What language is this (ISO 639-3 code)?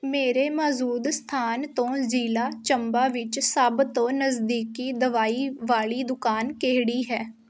pan